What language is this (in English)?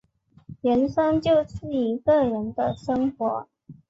Chinese